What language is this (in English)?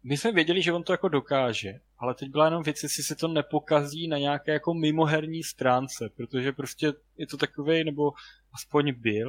Czech